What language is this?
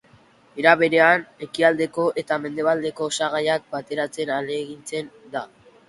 Basque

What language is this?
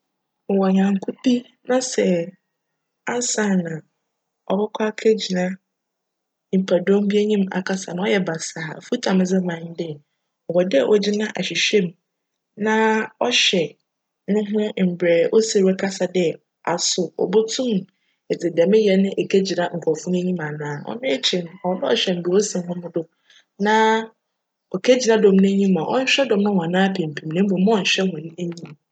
Akan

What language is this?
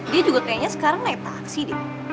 Indonesian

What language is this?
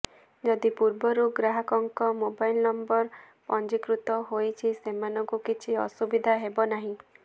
Odia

